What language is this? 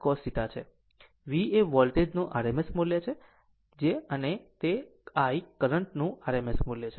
Gujarati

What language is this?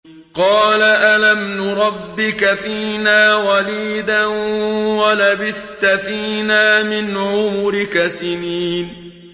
Arabic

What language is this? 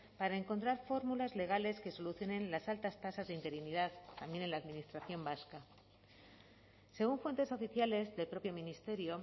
Spanish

